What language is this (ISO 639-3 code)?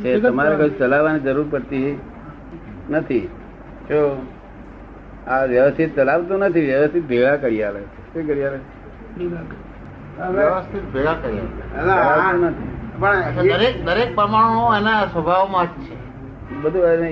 guj